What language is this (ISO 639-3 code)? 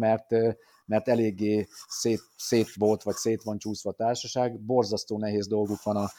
hun